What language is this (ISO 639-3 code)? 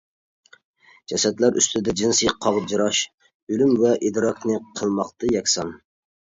uig